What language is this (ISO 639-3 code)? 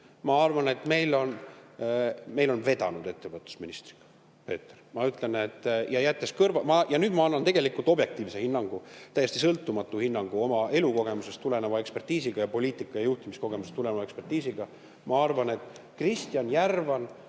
est